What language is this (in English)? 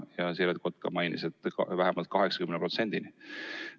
Estonian